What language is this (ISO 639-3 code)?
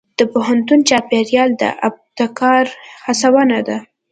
pus